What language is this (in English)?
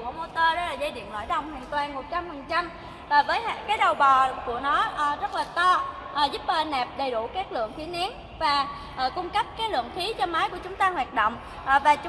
Vietnamese